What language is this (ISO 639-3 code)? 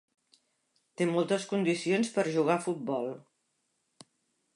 cat